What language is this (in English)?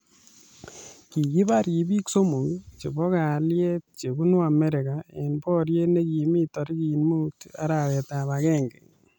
Kalenjin